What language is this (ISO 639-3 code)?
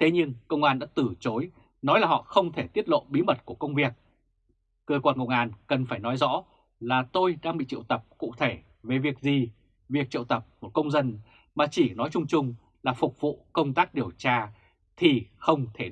vie